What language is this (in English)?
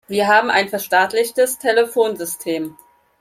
German